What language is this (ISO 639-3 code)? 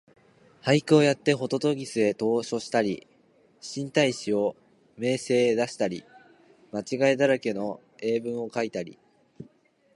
jpn